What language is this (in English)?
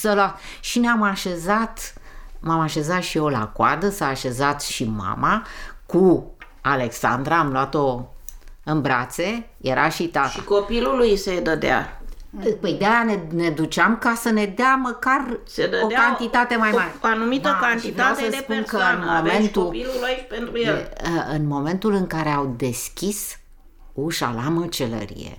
Romanian